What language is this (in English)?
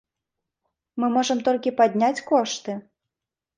Belarusian